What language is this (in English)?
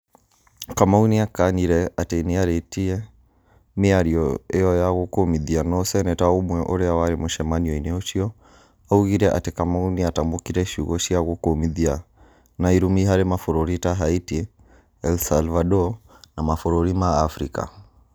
Kikuyu